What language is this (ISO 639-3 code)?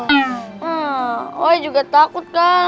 ind